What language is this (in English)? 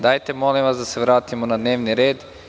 Serbian